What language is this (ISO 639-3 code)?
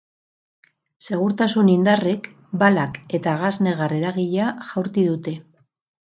eus